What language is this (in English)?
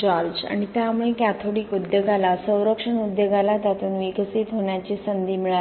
Marathi